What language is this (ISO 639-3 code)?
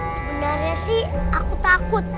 ind